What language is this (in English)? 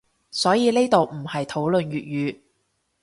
Cantonese